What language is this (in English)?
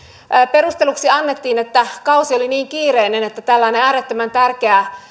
Finnish